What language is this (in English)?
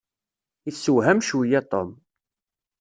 Kabyle